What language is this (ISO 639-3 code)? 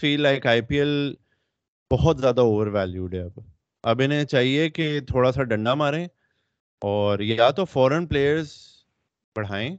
urd